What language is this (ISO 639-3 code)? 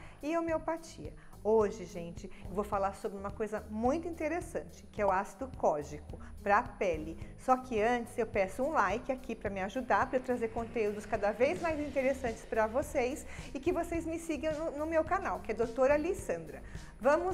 por